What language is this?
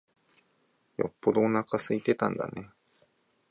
Japanese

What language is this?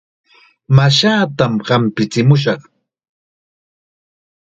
Chiquián Ancash Quechua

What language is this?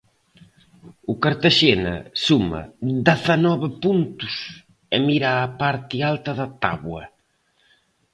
Galician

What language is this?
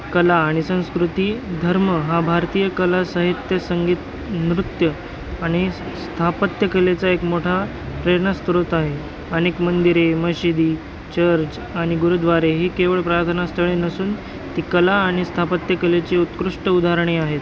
Marathi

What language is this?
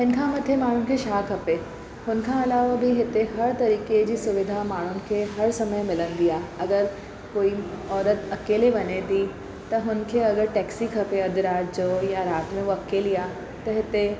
Sindhi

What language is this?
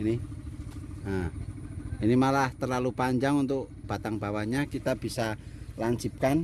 Indonesian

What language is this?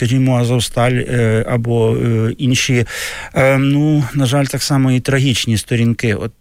Ukrainian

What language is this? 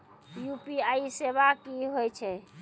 Maithili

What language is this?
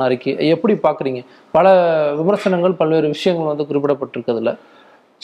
Tamil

